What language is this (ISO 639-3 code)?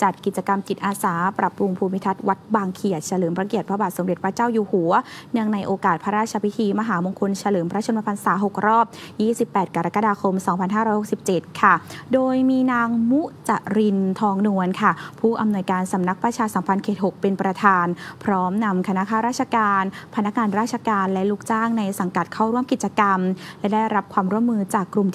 tha